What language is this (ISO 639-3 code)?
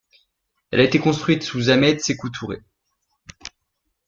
fra